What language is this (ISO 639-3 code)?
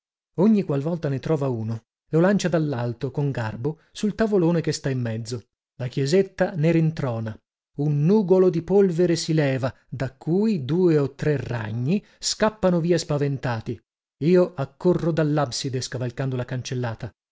ita